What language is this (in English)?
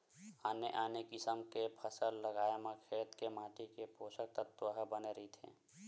Chhattisgarhi